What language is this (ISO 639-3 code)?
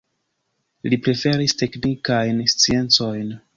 epo